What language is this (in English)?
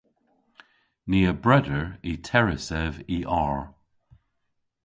Cornish